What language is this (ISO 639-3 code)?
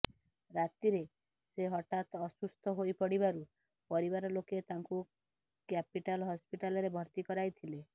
ori